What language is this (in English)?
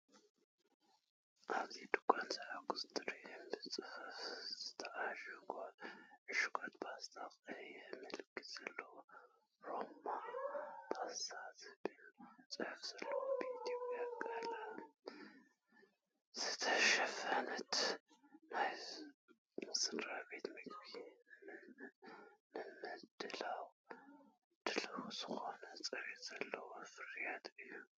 Tigrinya